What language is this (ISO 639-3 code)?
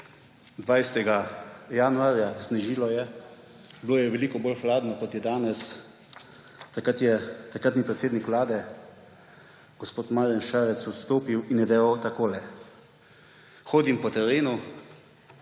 slv